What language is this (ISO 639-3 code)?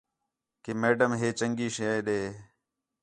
xhe